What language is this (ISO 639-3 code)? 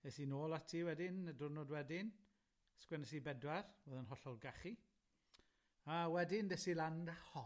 cym